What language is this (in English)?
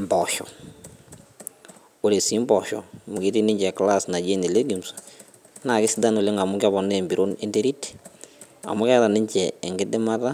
Masai